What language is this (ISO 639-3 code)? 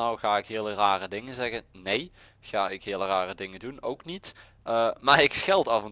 nld